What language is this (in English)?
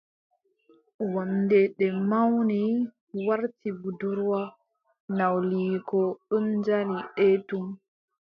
Adamawa Fulfulde